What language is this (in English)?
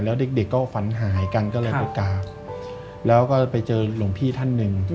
Thai